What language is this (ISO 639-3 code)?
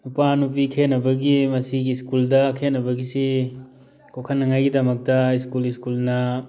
mni